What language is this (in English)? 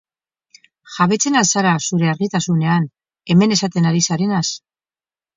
Basque